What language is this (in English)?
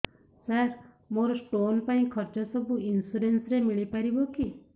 Odia